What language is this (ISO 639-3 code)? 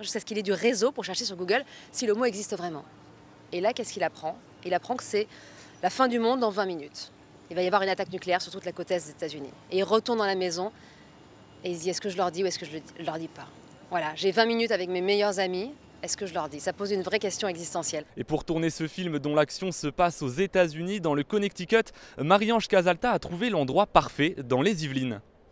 fra